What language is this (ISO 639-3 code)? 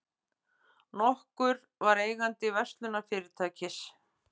isl